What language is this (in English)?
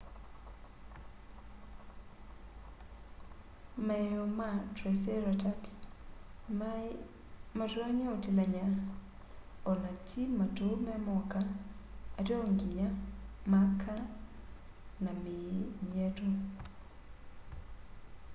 Kamba